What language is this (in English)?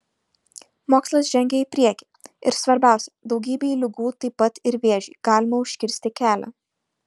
Lithuanian